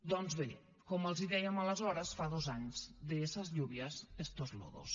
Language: Catalan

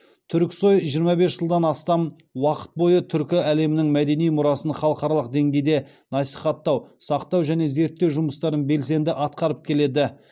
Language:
Kazakh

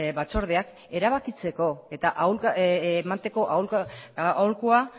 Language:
Basque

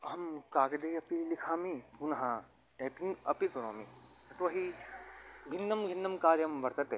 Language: Sanskrit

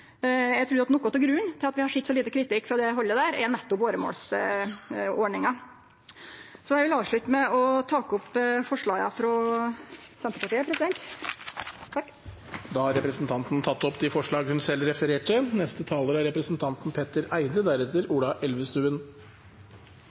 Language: Norwegian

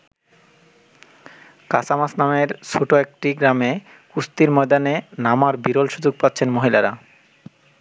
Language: Bangla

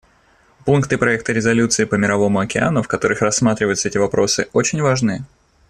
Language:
Russian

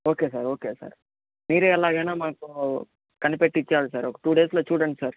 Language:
Telugu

